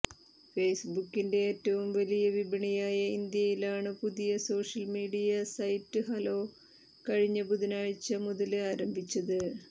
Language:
Malayalam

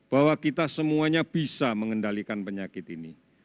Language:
Indonesian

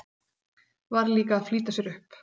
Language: Icelandic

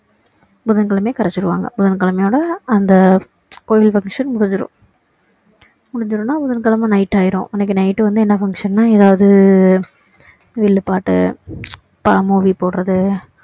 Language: Tamil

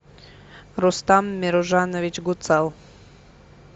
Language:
Russian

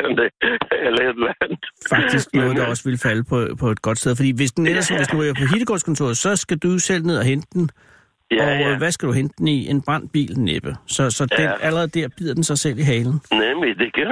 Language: Danish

